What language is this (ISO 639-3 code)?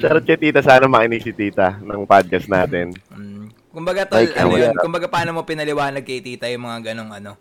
fil